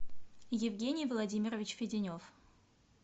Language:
Russian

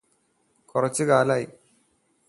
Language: Malayalam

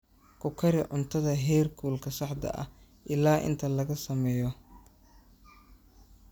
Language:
Somali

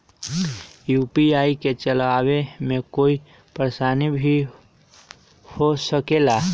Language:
Magahi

